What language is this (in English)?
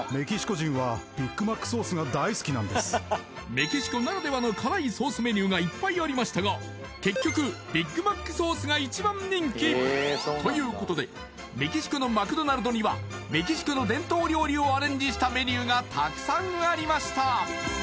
Japanese